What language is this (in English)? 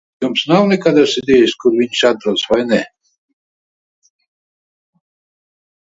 Latvian